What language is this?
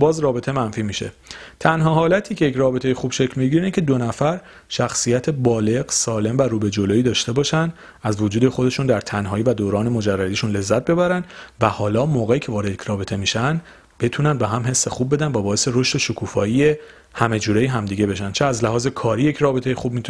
Persian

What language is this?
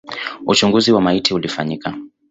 Swahili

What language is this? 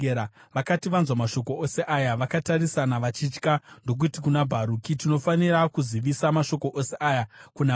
Shona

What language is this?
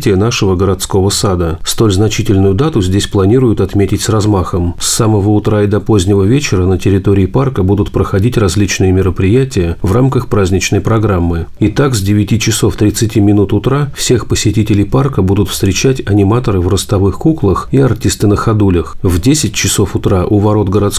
Russian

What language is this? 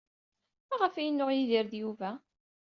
Kabyle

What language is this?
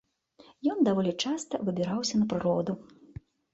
Belarusian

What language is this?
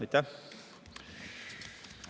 Estonian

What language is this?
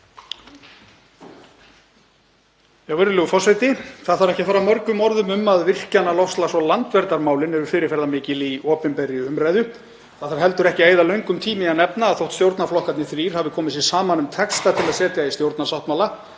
Icelandic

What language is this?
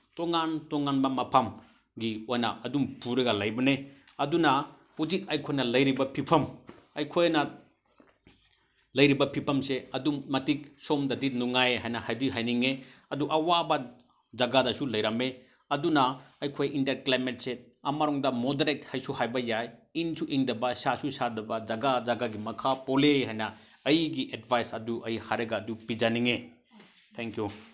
Manipuri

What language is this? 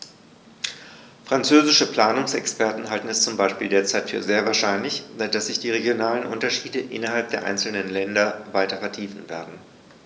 German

